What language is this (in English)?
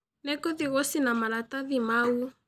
Kikuyu